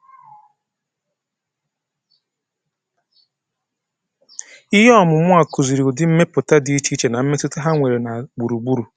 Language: Igbo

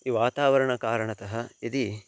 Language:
Sanskrit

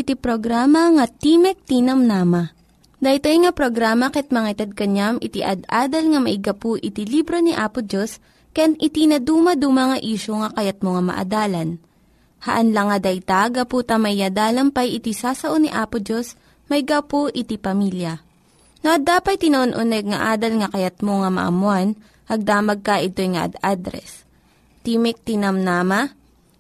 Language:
Filipino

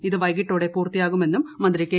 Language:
Malayalam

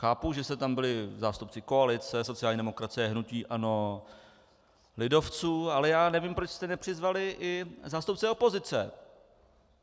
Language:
Czech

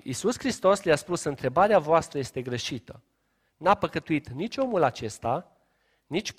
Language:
Romanian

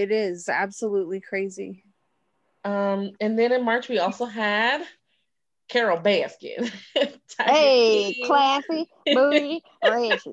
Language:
English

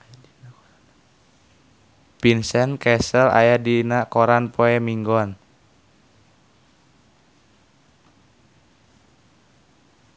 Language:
Sundanese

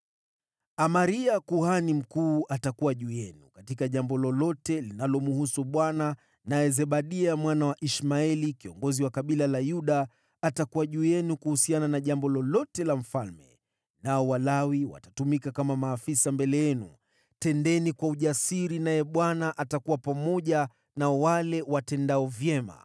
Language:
Swahili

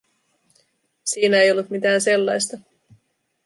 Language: Finnish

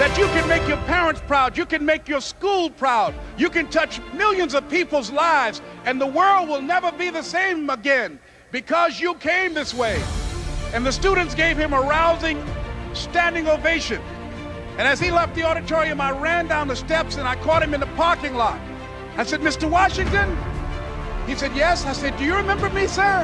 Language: English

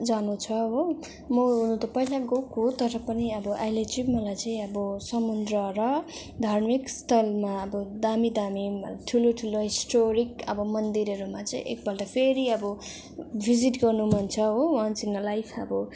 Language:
Nepali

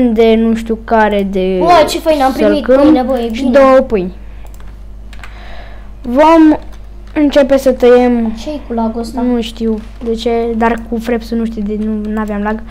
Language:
Romanian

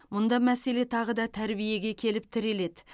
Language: Kazakh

